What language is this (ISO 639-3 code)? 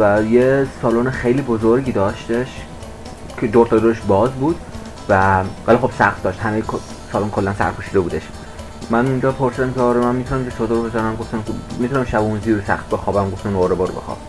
fas